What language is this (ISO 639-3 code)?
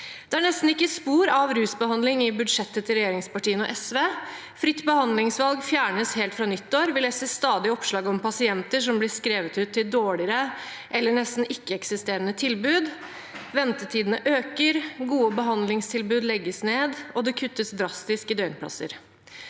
nor